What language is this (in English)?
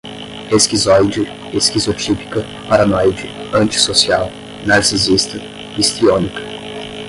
Portuguese